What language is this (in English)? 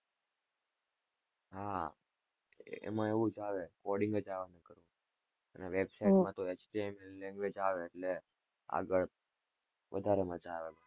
Gujarati